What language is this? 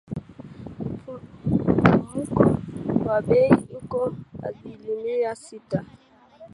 Swahili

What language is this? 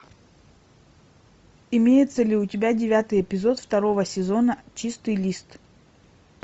Russian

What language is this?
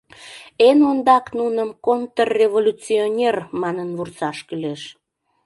Mari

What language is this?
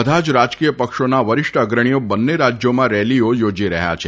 Gujarati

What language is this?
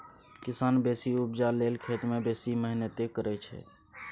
Maithili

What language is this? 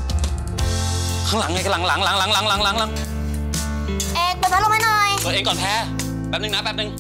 Thai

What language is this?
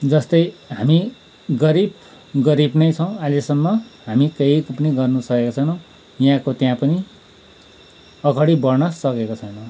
Nepali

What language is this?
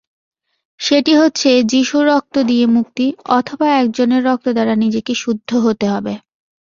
Bangla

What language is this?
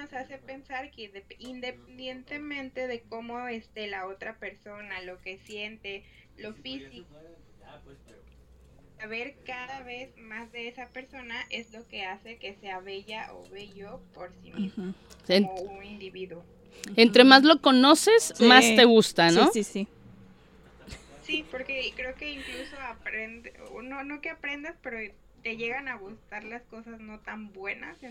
Spanish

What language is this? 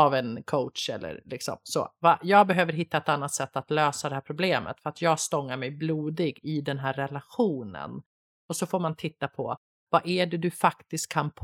Swedish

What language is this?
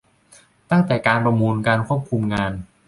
Thai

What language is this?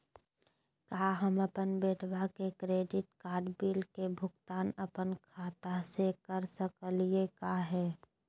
Magahi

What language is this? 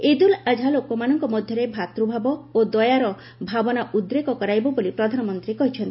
Odia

